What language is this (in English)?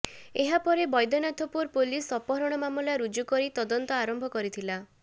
Odia